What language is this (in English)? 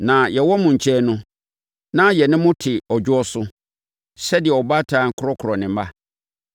Akan